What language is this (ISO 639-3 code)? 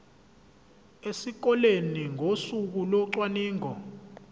zul